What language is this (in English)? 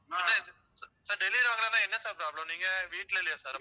Tamil